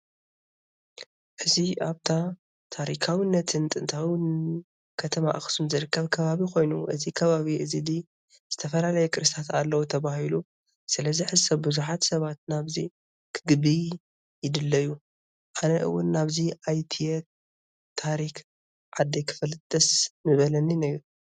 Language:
Tigrinya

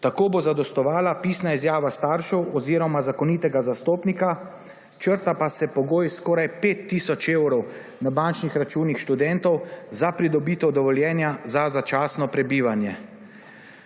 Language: Slovenian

